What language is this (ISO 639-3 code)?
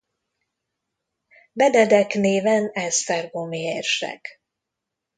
hun